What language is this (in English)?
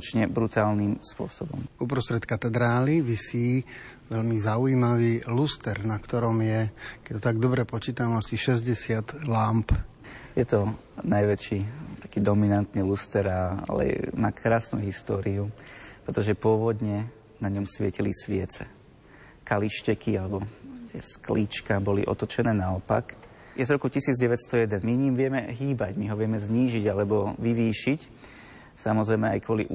Slovak